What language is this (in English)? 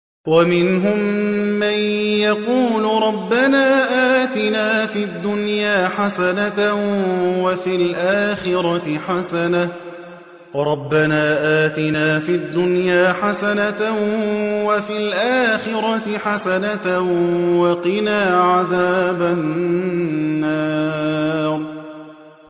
Arabic